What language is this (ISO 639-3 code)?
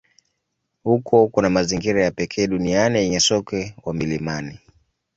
swa